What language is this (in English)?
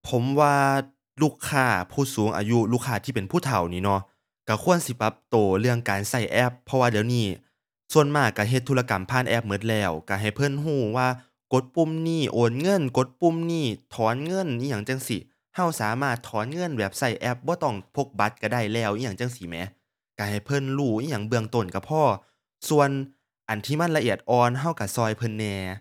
Thai